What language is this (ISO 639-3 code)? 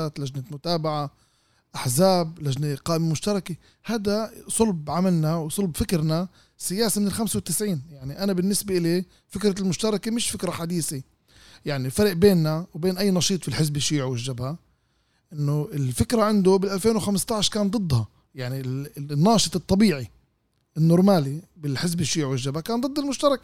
ara